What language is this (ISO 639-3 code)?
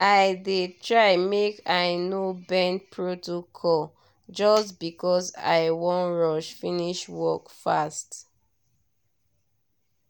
pcm